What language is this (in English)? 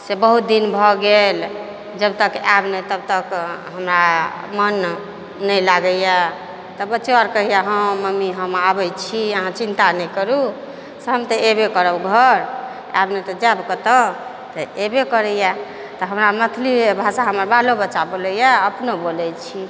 Maithili